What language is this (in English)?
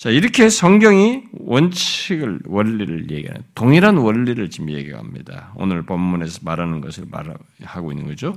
Korean